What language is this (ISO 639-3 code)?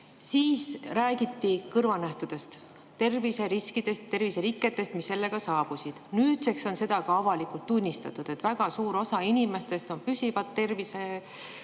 est